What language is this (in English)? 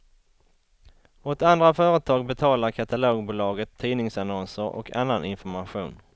Swedish